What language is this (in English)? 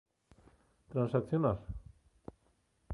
Galician